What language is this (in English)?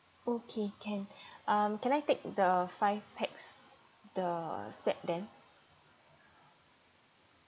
English